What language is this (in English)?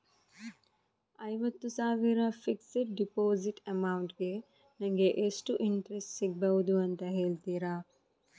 Kannada